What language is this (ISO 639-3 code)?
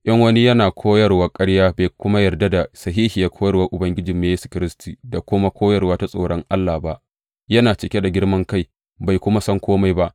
hau